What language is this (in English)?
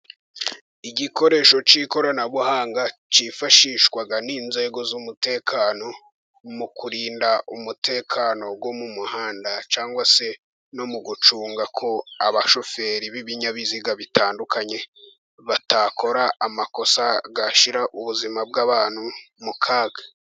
Kinyarwanda